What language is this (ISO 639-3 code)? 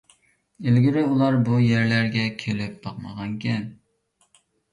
uig